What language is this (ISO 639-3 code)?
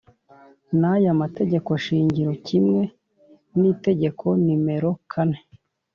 kin